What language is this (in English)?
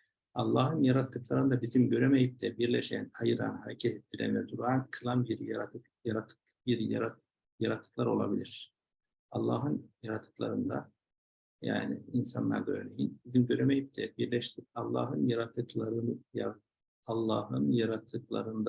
Turkish